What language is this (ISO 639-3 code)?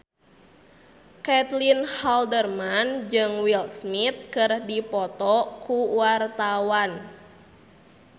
sun